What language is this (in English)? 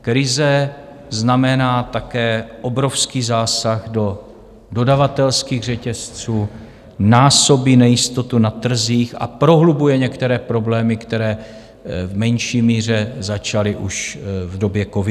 Czech